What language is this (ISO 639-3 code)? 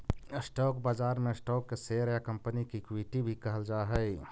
mag